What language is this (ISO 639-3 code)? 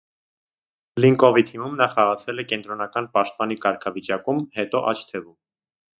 hye